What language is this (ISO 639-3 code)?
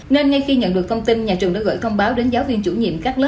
vie